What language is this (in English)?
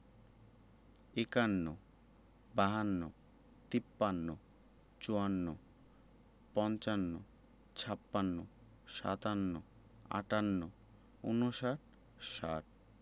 Bangla